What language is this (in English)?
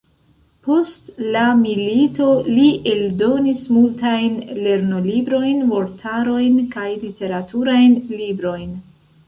Esperanto